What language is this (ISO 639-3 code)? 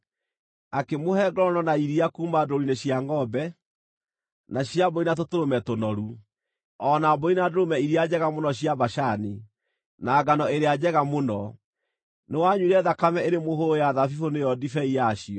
kik